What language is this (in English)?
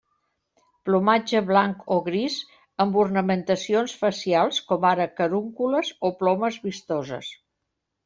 Catalan